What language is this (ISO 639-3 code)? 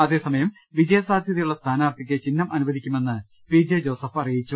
mal